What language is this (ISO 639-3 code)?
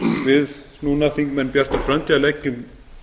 isl